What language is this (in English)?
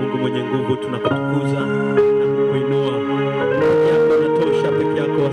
Indonesian